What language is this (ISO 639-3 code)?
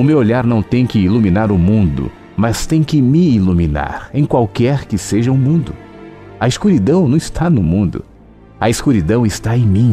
por